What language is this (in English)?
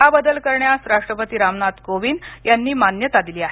Marathi